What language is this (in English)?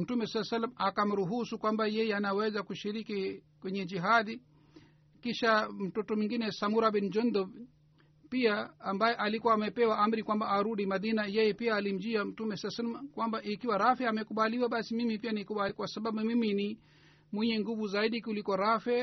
Swahili